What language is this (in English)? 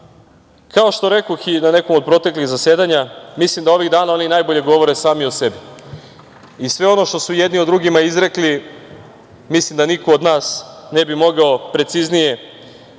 Serbian